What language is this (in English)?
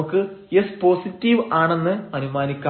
Malayalam